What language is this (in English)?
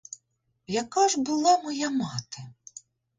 Ukrainian